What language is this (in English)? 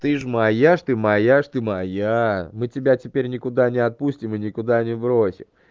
Russian